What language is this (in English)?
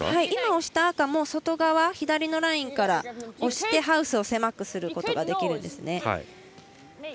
Japanese